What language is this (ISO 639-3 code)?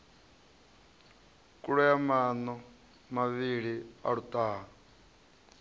ven